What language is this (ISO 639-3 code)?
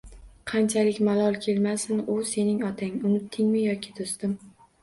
uzb